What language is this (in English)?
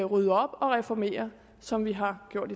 Danish